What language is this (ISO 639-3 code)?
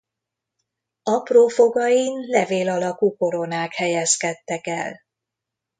hun